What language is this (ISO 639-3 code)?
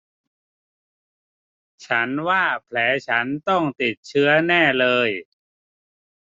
tha